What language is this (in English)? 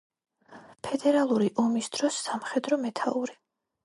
Georgian